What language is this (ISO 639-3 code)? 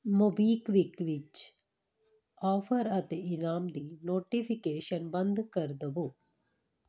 pan